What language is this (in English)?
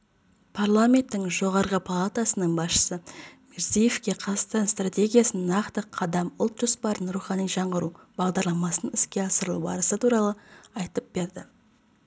Kazakh